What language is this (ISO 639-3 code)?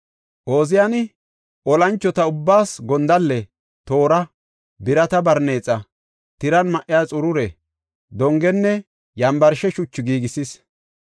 gof